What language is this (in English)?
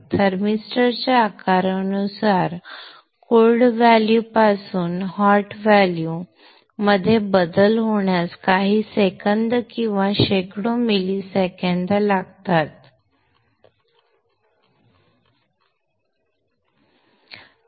Marathi